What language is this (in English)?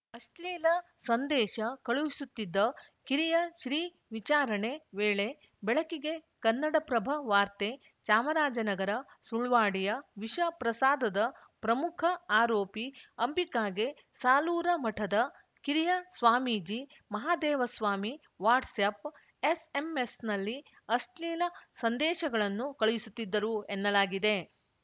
Kannada